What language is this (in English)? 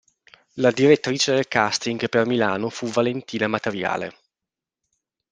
Italian